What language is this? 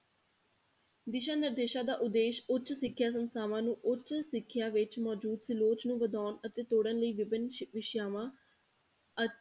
Punjabi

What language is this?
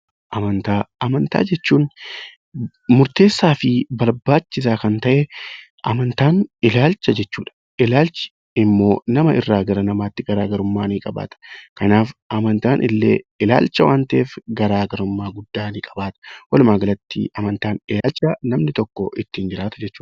Oromo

